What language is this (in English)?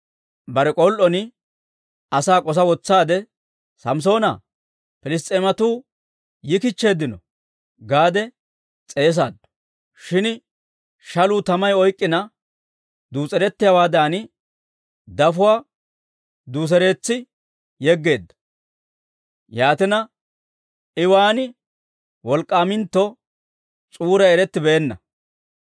Dawro